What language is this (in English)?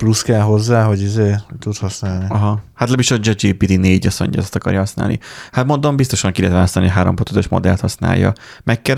Hungarian